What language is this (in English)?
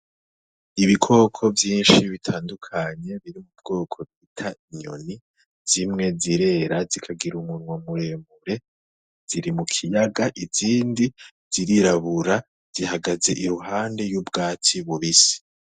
Rundi